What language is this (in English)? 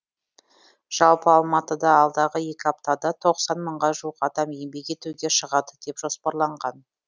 Kazakh